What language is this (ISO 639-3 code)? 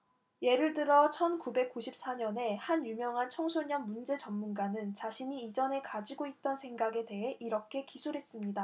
kor